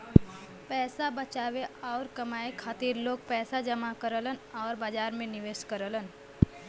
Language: Bhojpuri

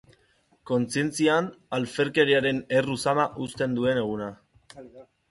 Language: Basque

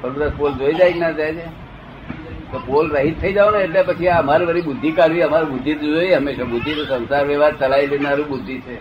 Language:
Gujarati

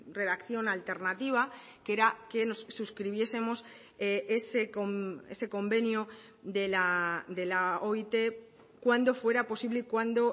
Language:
Spanish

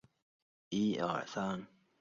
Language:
Chinese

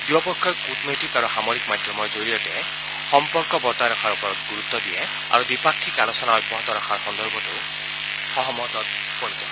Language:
Assamese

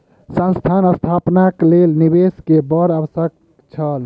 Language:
Maithili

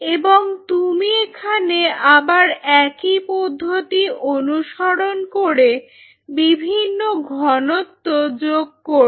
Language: Bangla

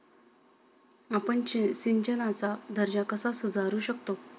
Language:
Marathi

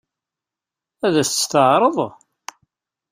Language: Kabyle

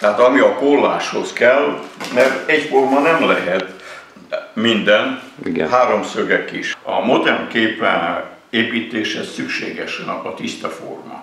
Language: Hungarian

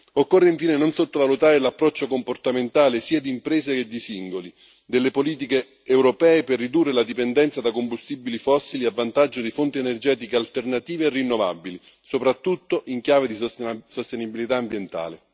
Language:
Italian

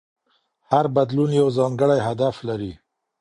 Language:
Pashto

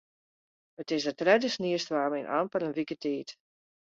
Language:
Western Frisian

